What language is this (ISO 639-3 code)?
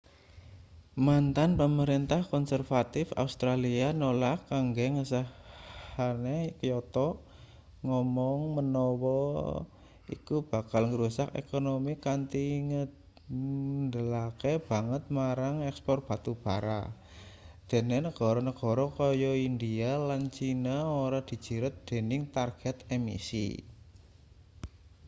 jav